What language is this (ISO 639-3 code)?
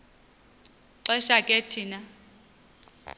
xho